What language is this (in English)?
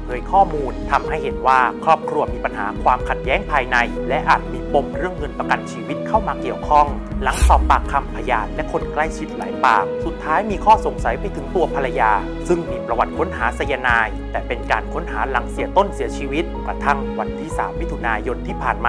Thai